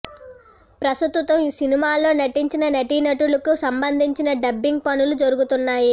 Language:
Telugu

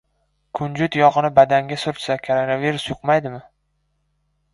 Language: Uzbek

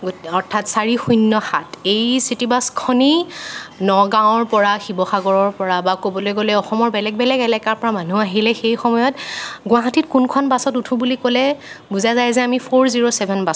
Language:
Assamese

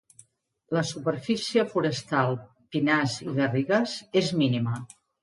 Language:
Catalan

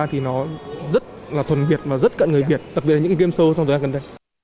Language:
Vietnamese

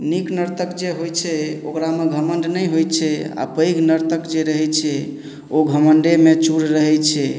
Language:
Maithili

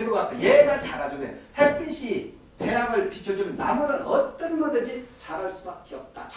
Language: Korean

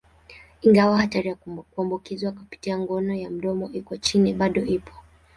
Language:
Swahili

